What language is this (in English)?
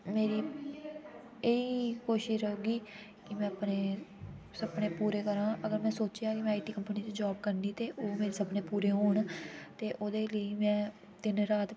Dogri